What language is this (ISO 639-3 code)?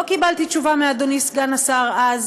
heb